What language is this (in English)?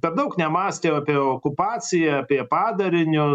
Lithuanian